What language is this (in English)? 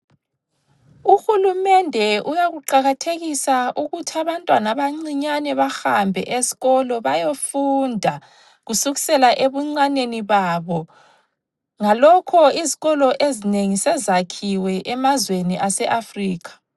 North Ndebele